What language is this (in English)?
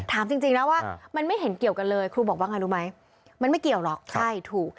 Thai